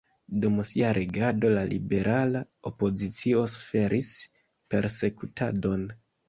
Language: Esperanto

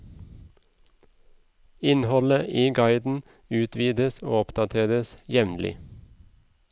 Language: Norwegian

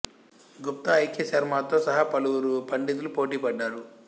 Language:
Telugu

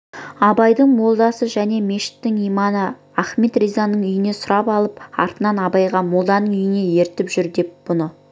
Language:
Kazakh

